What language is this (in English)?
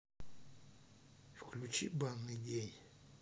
Russian